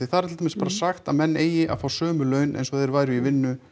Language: Icelandic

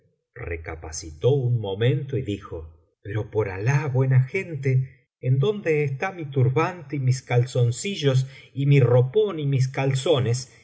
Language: Spanish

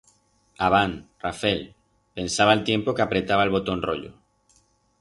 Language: Aragonese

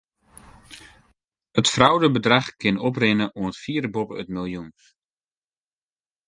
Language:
Western Frisian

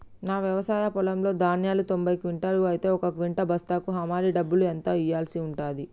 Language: Telugu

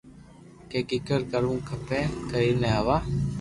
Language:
Loarki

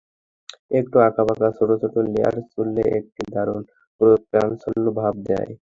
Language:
Bangla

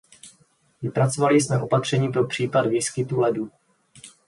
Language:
Czech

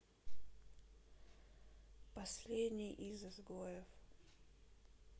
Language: Russian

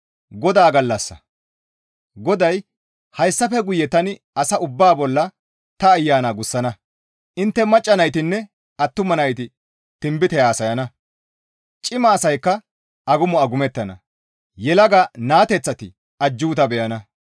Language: Gamo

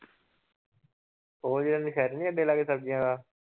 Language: Punjabi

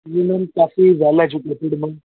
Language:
Punjabi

